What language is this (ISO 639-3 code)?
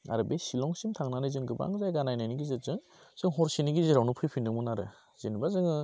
brx